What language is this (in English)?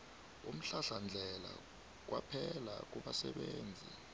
South Ndebele